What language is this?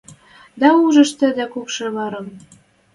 Western Mari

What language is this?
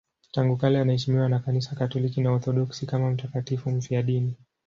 Swahili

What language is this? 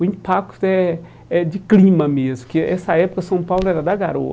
Portuguese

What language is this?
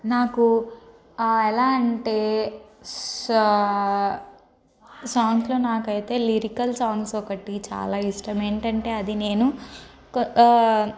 Telugu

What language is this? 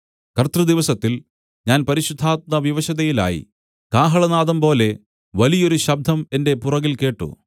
Malayalam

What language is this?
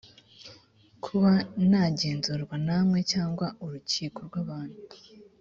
Kinyarwanda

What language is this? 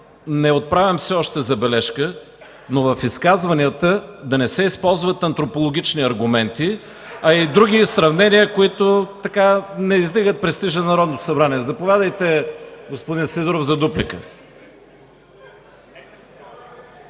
Bulgarian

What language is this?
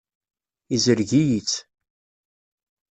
Kabyle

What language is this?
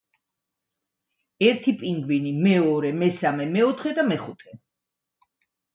Georgian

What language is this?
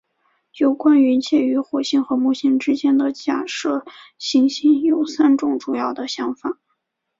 Chinese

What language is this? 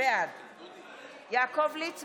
Hebrew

